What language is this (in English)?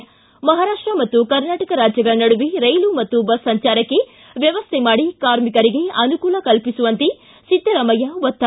Kannada